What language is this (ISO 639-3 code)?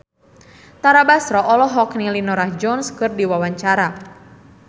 sun